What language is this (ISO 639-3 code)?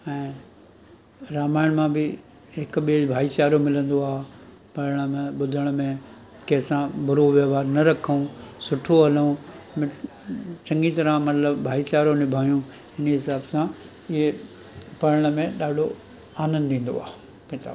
snd